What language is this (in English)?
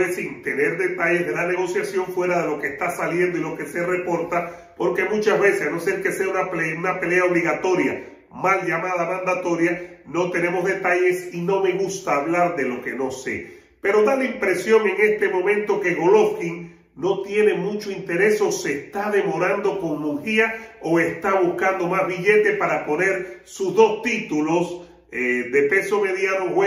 Spanish